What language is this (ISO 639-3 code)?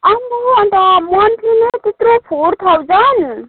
nep